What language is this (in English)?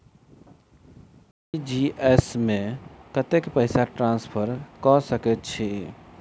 Maithili